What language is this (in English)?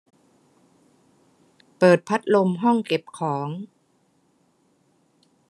Thai